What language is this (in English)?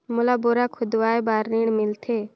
Chhattisgarhi